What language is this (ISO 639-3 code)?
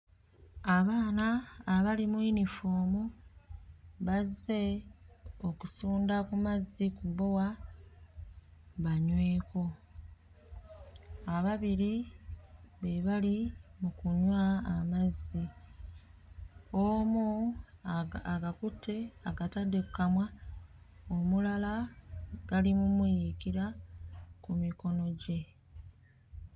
lug